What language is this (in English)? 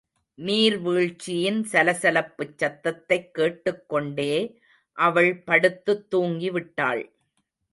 Tamil